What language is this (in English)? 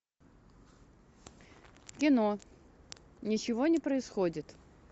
Russian